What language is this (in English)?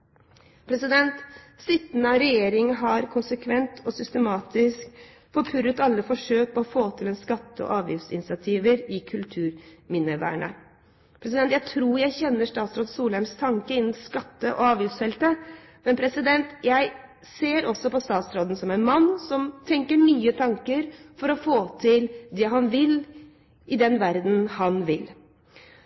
Norwegian Bokmål